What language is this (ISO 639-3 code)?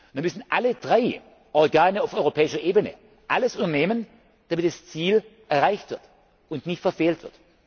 deu